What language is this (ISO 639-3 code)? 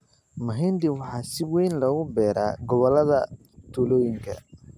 som